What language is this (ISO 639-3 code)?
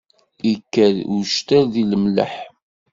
kab